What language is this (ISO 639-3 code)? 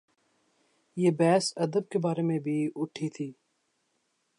urd